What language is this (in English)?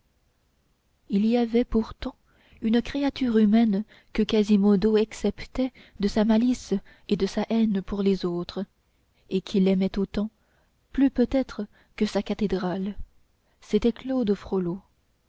French